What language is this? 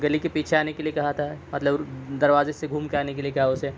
Urdu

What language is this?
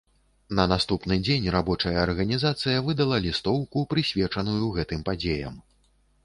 Belarusian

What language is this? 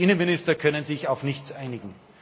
German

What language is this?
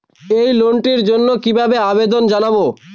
Bangla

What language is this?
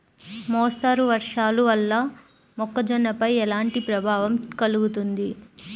Telugu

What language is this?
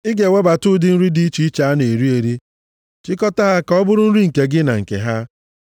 Igbo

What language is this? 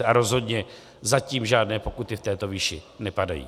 Czech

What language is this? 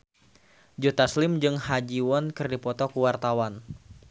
Sundanese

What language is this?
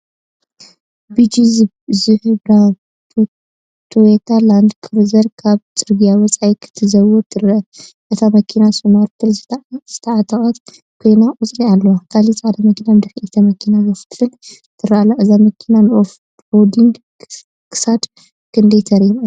Tigrinya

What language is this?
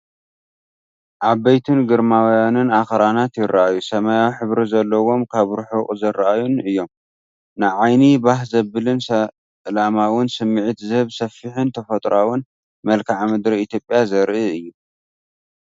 Tigrinya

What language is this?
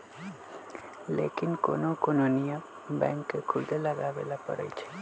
Magahi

